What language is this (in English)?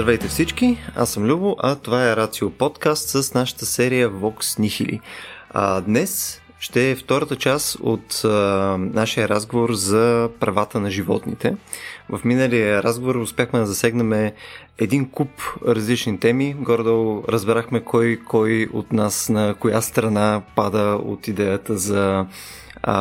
Bulgarian